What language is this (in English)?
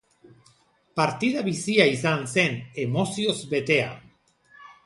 Basque